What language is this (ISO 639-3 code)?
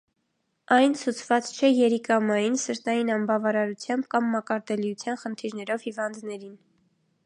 hye